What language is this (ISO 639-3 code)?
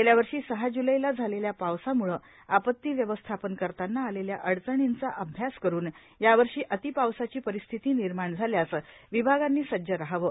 mar